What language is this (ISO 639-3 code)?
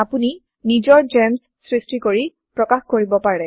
asm